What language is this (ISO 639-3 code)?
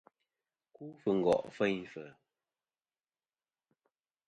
bkm